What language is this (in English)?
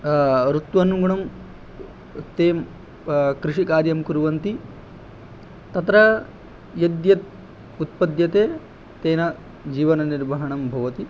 Sanskrit